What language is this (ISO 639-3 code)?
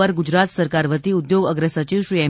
guj